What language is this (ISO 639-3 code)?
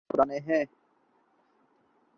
urd